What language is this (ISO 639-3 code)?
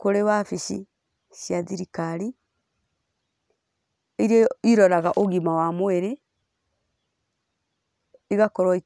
kik